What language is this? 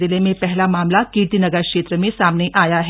Hindi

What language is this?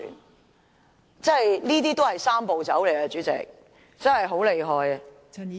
Cantonese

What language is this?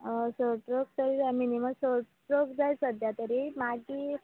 Konkani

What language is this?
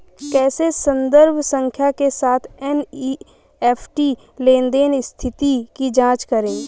Hindi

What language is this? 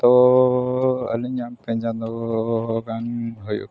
Santali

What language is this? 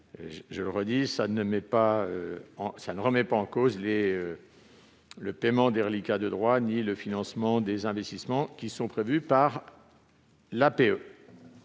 French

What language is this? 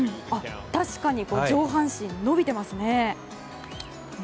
Japanese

